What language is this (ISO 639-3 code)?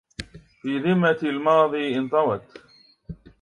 ara